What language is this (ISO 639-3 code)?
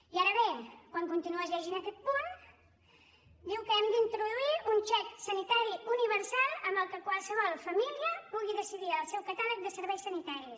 cat